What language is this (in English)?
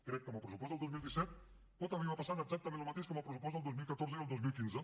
Catalan